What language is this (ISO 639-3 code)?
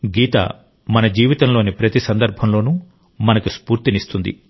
tel